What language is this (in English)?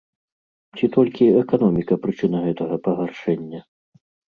Belarusian